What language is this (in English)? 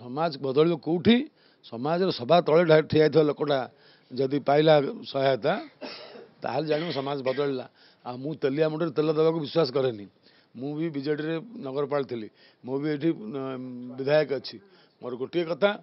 Bangla